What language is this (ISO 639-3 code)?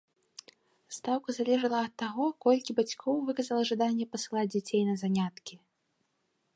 bel